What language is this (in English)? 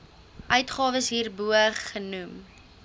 Afrikaans